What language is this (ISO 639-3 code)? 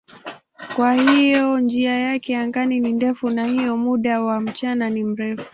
swa